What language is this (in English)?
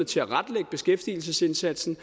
Danish